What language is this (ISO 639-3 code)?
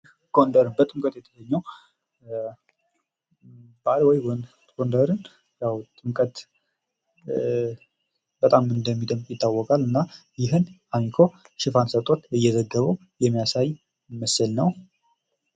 amh